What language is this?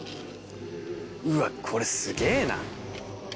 Japanese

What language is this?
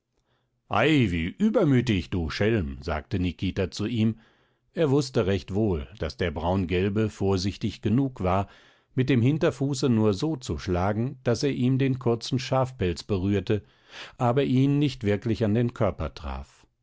German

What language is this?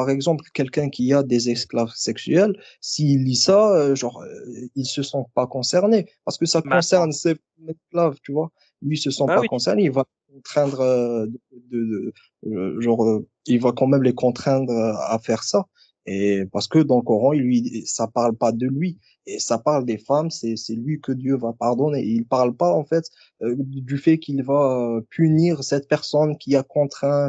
French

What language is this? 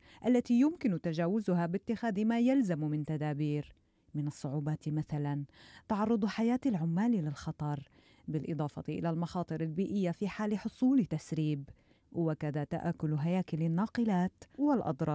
Arabic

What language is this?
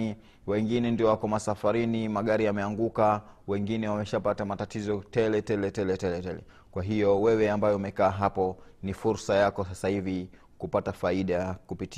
Swahili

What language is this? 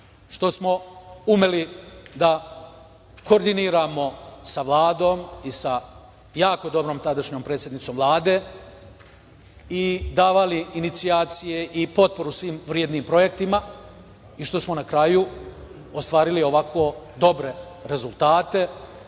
Serbian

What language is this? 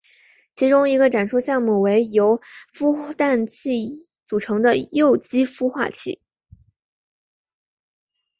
Chinese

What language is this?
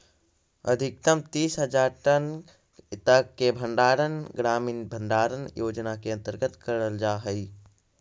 Magahi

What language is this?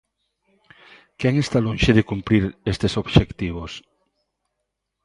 Galician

